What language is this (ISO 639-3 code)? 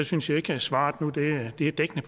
dan